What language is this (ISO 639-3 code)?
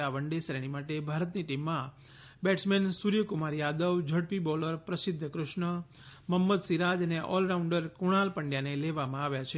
guj